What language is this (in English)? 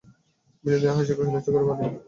Bangla